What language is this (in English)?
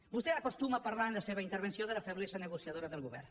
Catalan